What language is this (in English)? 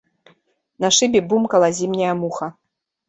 Belarusian